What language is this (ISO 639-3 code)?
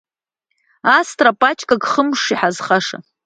abk